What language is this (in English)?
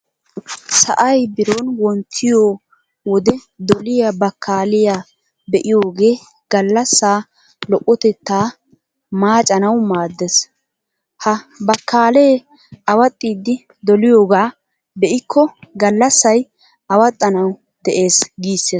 Wolaytta